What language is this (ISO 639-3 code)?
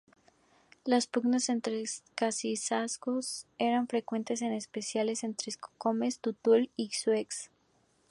spa